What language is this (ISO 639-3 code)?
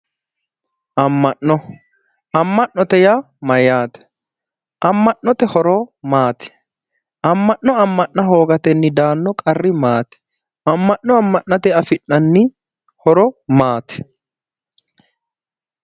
sid